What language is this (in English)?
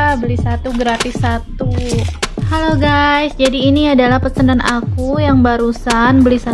Indonesian